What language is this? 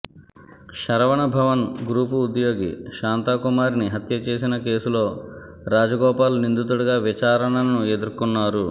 Telugu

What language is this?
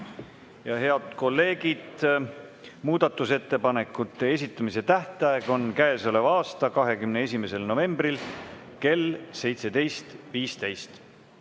Estonian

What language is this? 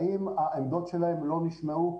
Hebrew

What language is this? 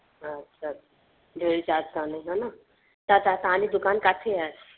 Sindhi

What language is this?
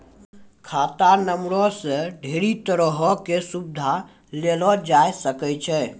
Maithili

